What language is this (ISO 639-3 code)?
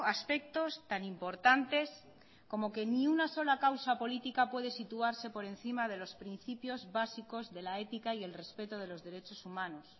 spa